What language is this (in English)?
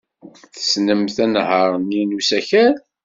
Kabyle